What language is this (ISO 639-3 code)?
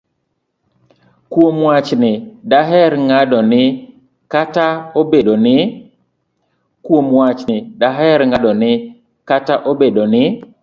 luo